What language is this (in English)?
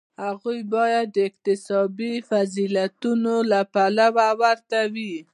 Pashto